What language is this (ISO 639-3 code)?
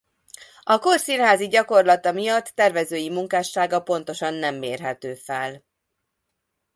hun